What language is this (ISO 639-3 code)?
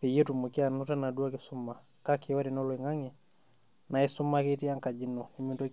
mas